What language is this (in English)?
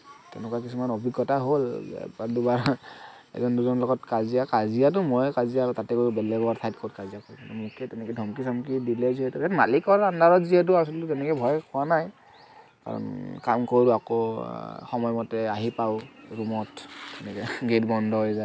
Assamese